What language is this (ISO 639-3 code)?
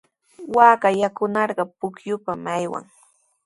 qws